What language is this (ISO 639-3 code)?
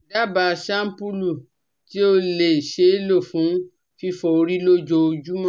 yor